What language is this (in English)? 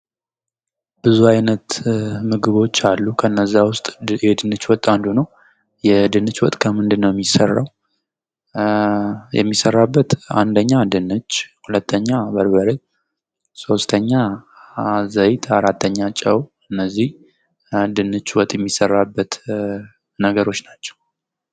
Amharic